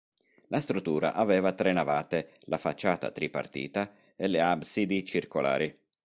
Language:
Italian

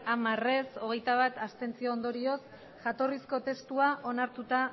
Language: Basque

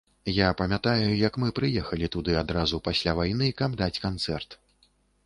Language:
Belarusian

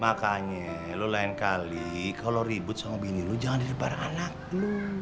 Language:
Indonesian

